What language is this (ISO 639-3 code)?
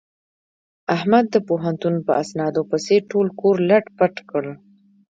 pus